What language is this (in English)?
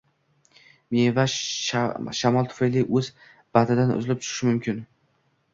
Uzbek